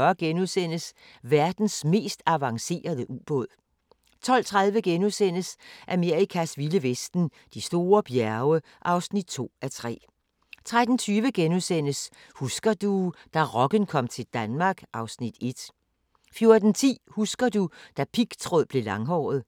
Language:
Danish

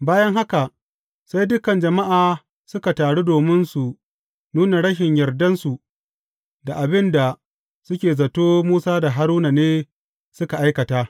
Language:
Hausa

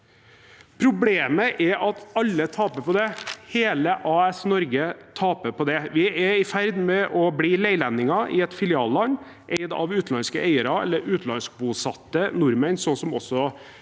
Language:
Norwegian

